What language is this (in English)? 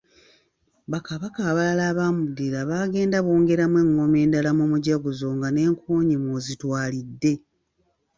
Ganda